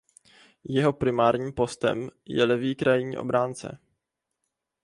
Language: Czech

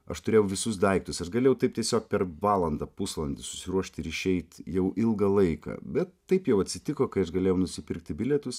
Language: Lithuanian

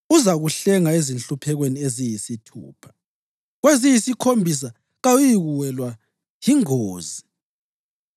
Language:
North Ndebele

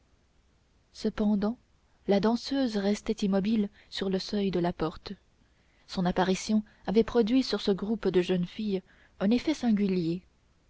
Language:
French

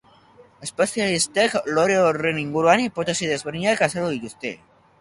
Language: Basque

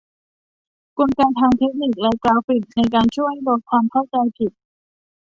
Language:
Thai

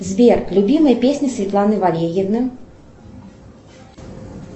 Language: Russian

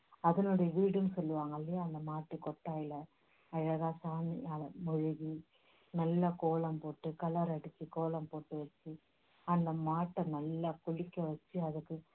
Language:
Tamil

